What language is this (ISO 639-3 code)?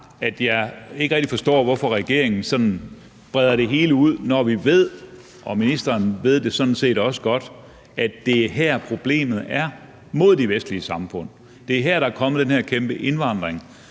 dan